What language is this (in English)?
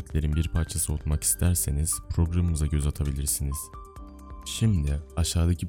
Turkish